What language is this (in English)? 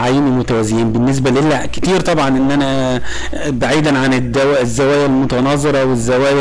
Arabic